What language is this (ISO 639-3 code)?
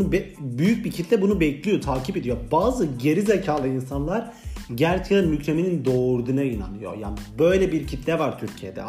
tur